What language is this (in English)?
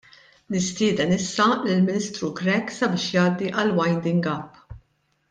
Maltese